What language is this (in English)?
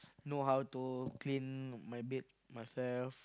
English